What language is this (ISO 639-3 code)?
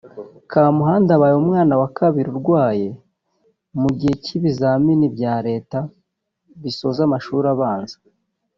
kin